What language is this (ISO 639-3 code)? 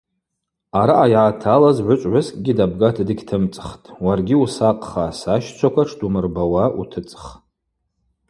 abq